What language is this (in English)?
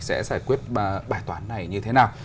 Vietnamese